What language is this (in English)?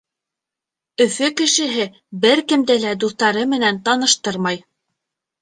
Bashkir